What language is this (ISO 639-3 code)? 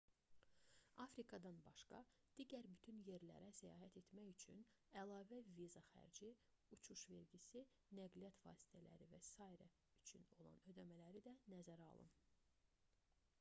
aze